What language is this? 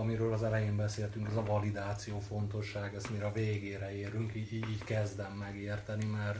Hungarian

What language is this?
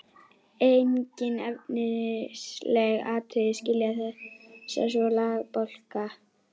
Icelandic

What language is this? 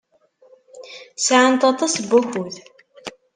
Kabyle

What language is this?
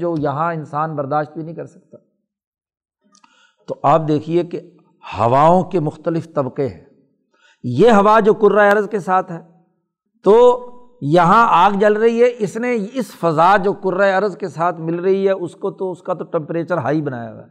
Urdu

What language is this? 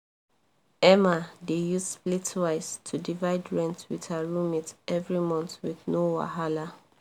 Nigerian Pidgin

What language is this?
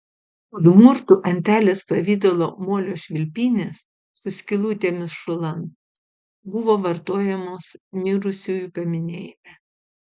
Lithuanian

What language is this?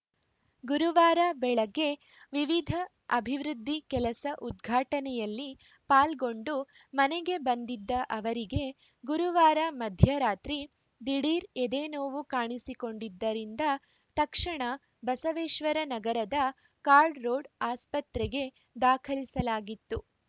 Kannada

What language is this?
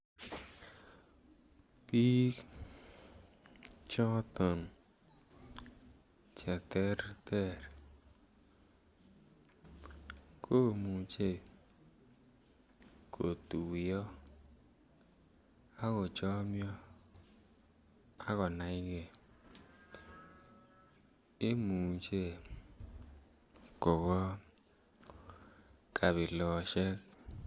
Kalenjin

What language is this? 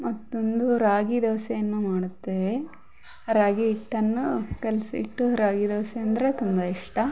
Kannada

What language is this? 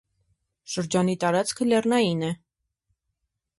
Armenian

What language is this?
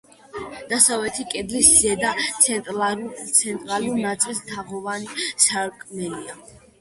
Georgian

